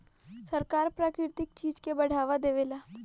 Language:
Bhojpuri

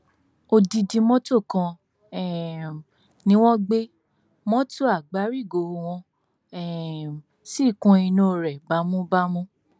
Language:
Yoruba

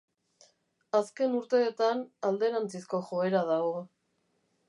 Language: Basque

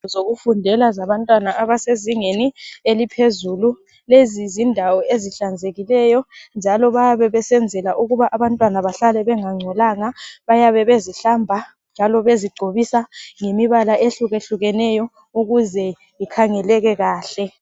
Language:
North Ndebele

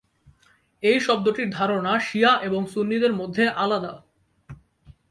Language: Bangla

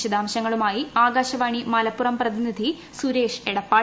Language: Malayalam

